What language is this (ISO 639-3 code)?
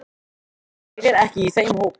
isl